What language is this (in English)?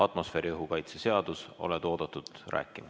Estonian